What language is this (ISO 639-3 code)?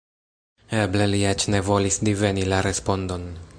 epo